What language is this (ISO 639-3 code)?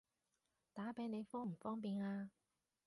yue